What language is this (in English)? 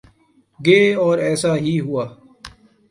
Urdu